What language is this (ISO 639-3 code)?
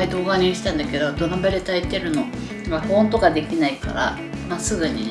jpn